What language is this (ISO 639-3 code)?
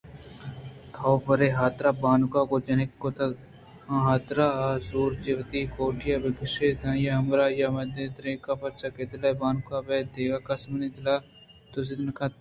bgp